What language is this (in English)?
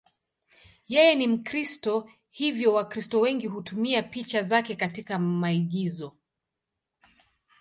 Swahili